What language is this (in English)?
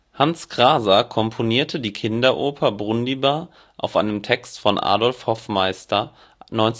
German